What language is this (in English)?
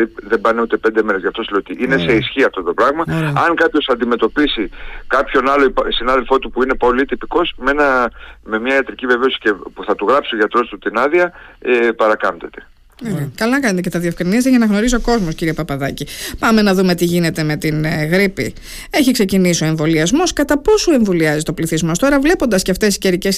Greek